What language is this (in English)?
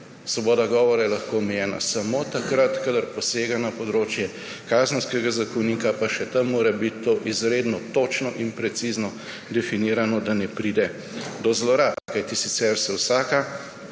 Slovenian